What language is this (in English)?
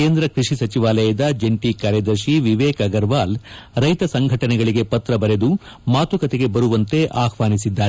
Kannada